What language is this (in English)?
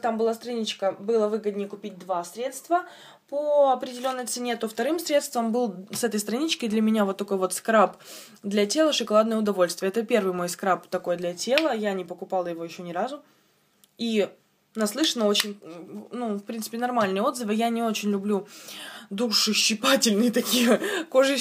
Russian